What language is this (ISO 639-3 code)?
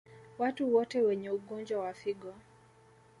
swa